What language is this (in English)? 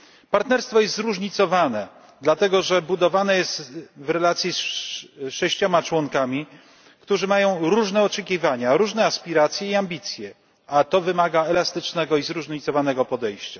Polish